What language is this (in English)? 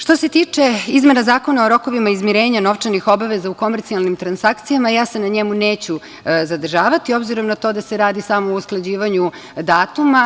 Serbian